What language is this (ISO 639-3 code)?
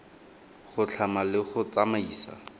tsn